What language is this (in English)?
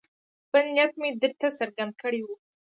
Pashto